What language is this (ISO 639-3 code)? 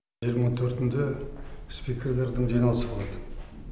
kaz